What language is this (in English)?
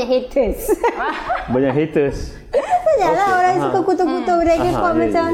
Malay